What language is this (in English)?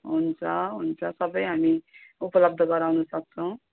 Nepali